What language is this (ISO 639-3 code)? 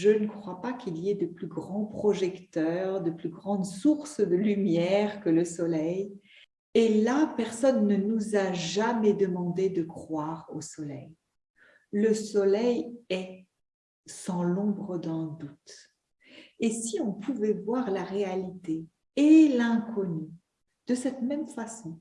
fra